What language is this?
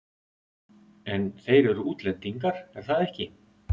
Icelandic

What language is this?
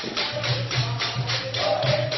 Gujarati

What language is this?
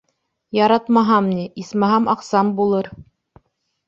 Bashkir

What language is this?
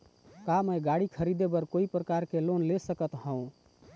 Chhattisgarhi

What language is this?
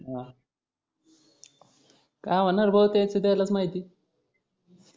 Marathi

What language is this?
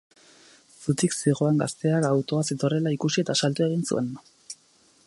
Basque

